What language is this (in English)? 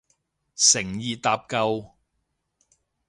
Cantonese